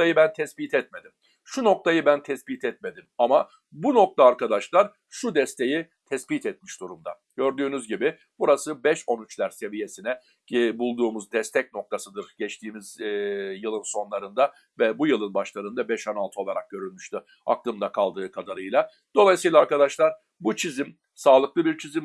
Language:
Turkish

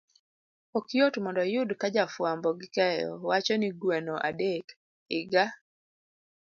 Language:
Luo (Kenya and Tanzania)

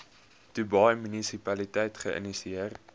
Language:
Afrikaans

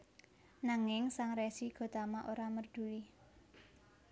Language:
Javanese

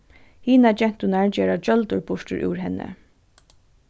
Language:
Faroese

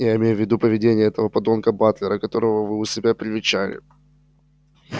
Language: Russian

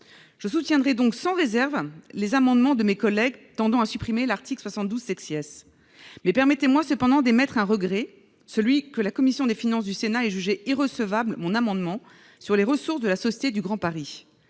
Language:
French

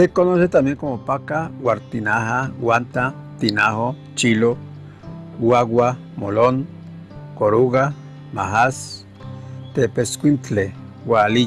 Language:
Spanish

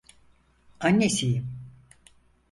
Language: Turkish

